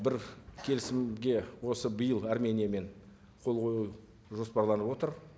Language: Kazakh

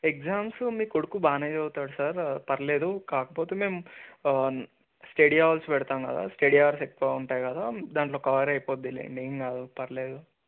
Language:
Telugu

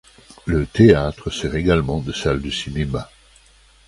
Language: French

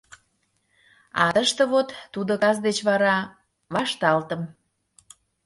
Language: Mari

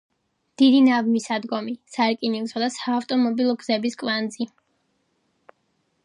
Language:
Georgian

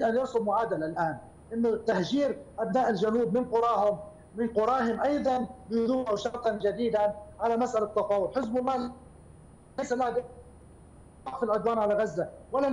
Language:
Arabic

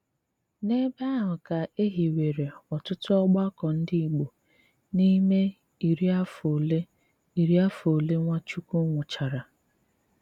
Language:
Igbo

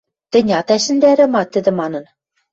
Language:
Western Mari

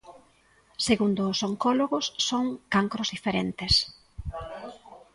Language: Galician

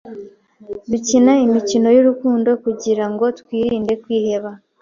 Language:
Kinyarwanda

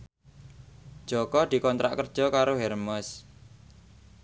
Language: Javanese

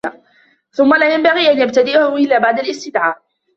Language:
Arabic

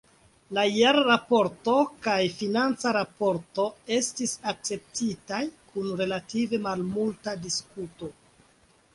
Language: Esperanto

